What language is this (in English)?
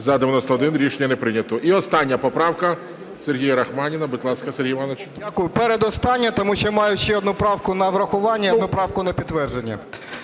Ukrainian